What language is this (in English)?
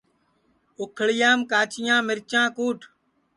Sansi